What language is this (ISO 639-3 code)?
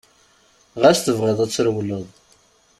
kab